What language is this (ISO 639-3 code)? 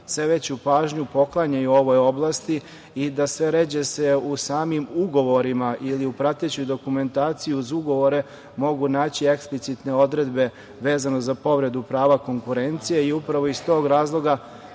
srp